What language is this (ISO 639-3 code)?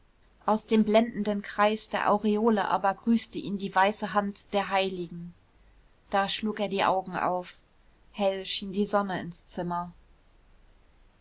deu